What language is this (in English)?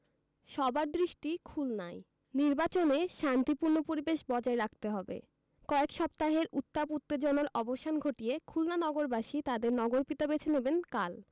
Bangla